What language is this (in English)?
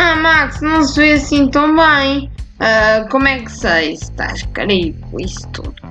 Portuguese